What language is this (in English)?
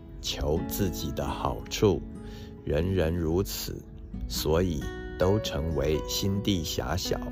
Chinese